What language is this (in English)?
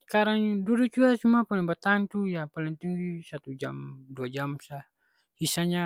Ambonese Malay